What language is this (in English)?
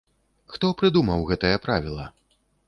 Belarusian